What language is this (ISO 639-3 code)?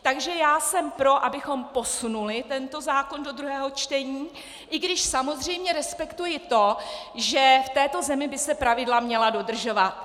ces